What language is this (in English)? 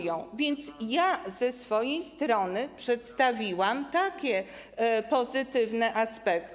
Polish